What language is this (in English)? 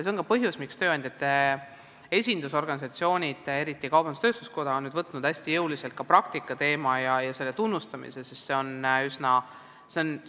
Estonian